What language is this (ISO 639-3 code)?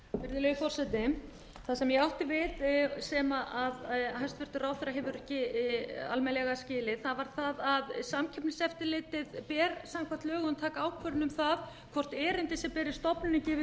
isl